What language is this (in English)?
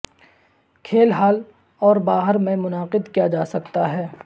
Urdu